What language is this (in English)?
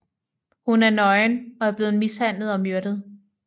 Danish